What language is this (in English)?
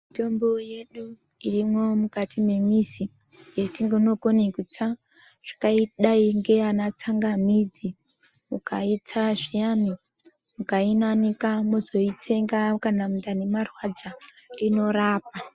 Ndau